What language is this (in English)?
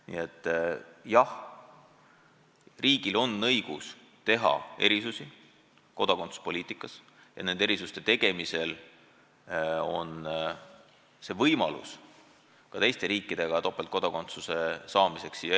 Estonian